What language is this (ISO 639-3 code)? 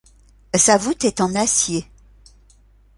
fra